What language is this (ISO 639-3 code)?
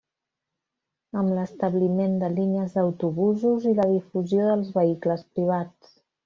cat